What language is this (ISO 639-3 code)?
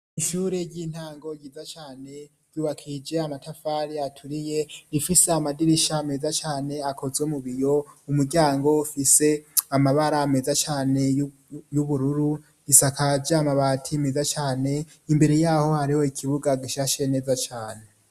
run